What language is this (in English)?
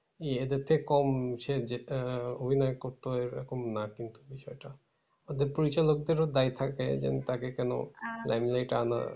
Bangla